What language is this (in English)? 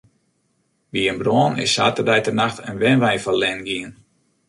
Western Frisian